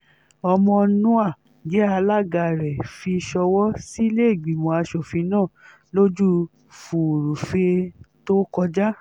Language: Yoruba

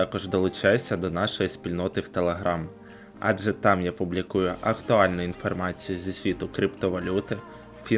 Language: Ukrainian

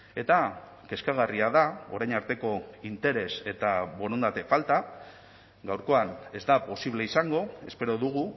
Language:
Basque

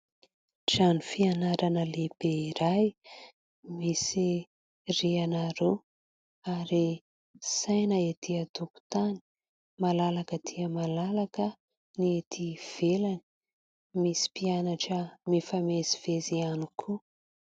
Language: Malagasy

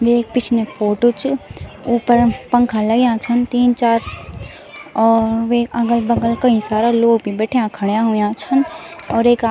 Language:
Garhwali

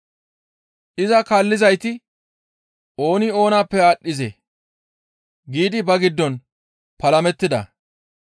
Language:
Gamo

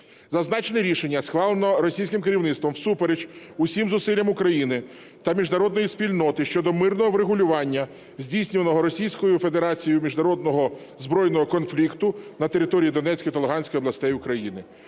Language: Ukrainian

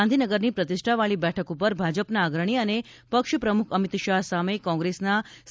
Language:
Gujarati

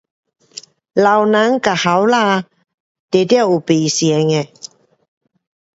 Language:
Pu-Xian Chinese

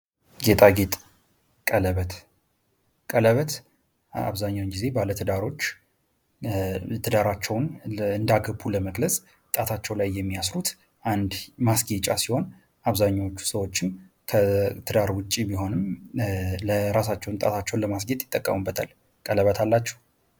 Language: Amharic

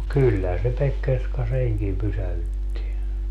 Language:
Finnish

